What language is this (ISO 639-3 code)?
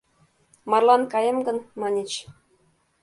chm